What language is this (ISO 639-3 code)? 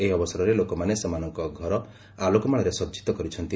ori